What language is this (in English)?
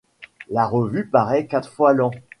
French